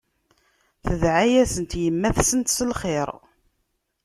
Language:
Kabyle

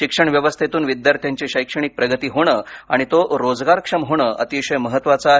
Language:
Marathi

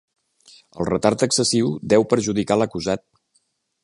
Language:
Catalan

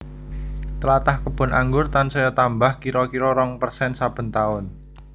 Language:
Javanese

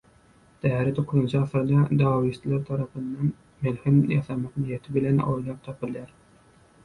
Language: Turkmen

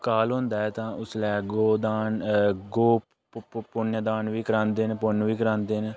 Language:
Dogri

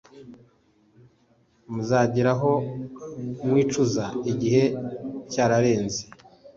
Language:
Kinyarwanda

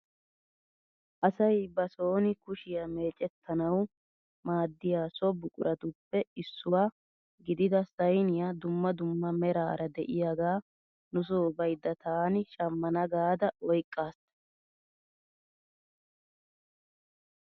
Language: Wolaytta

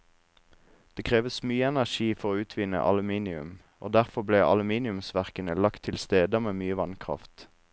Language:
Norwegian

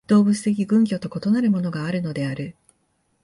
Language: Japanese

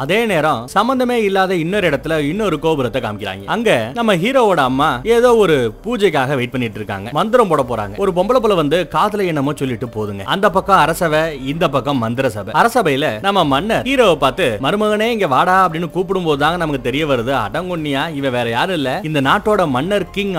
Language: Tamil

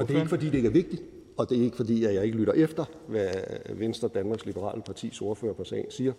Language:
Danish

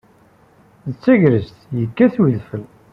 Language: Kabyle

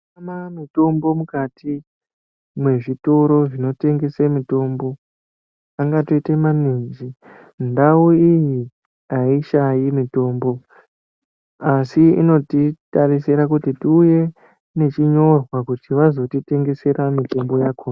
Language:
Ndau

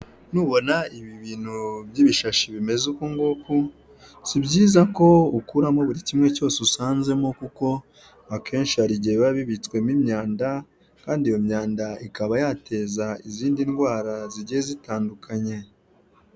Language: Kinyarwanda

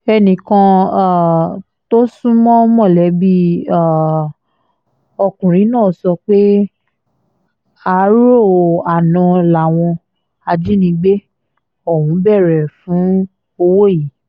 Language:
Yoruba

